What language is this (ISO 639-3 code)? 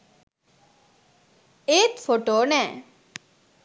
sin